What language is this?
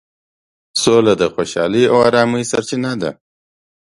Pashto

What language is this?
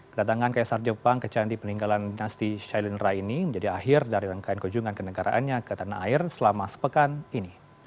Indonesian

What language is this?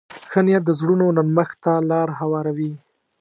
Pashto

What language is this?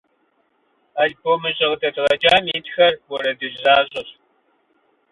Kabardian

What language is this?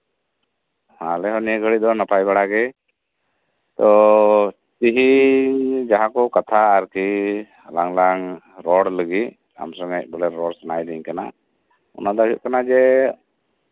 Santali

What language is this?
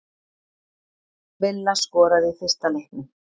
Icelandic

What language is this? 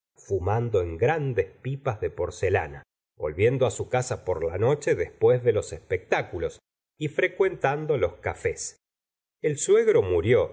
Spanish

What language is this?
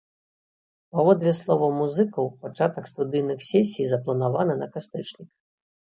Belarusian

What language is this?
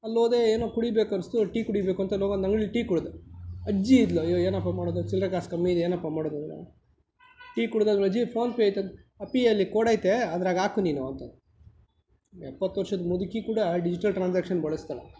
Kannada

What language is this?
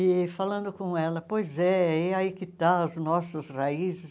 Portuguese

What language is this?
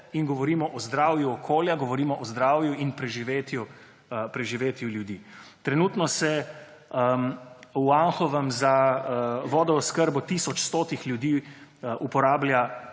Slovenian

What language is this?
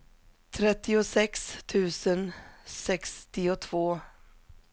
Swedish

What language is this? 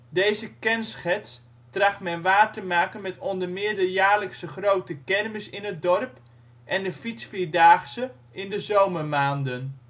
Dutch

